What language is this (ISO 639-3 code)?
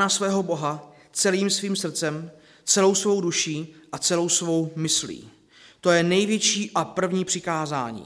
ces